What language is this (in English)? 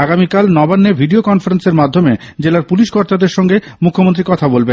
Bangla